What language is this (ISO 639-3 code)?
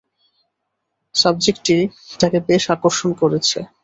ben